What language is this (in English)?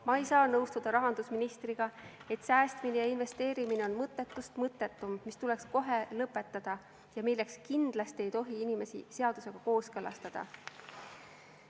Estonian